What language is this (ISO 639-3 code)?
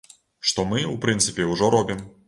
bel